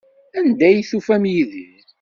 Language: Kabyle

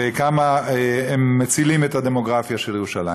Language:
Hebrew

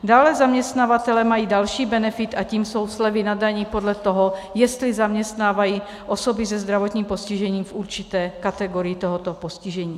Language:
Czech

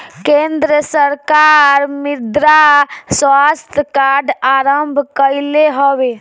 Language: Bhojpuri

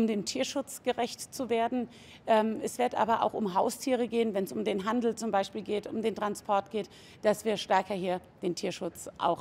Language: German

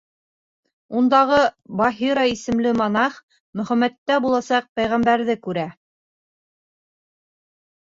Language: Bashkir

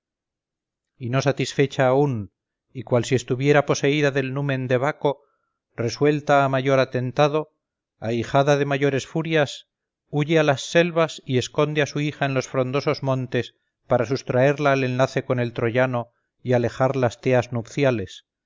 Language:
Spanish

